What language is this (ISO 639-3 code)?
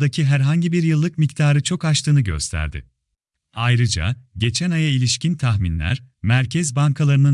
tur